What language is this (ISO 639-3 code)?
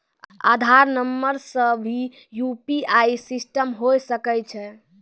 mai